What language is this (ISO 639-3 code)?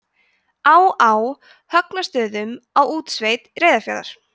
isl